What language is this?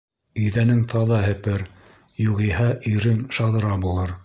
Bashkir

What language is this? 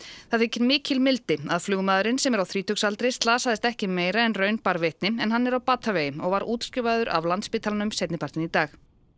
Icelandic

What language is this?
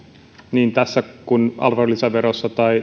Finnish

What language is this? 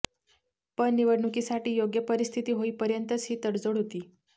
Marathi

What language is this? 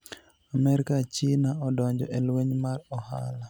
Luo (Kenya and Tanzania)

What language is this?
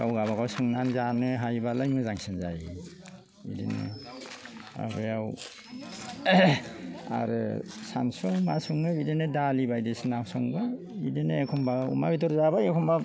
Bodo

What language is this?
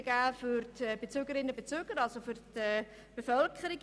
Swiss German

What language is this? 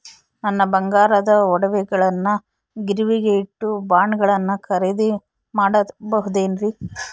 Kannada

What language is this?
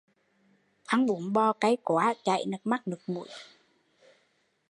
Vietnamese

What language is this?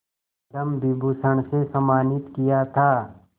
Hindi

